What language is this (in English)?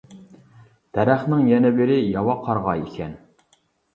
Uyghur